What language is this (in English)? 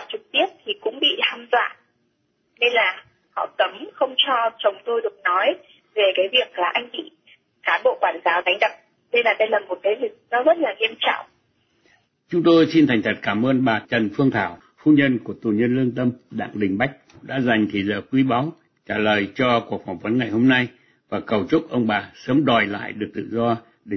Vietnamese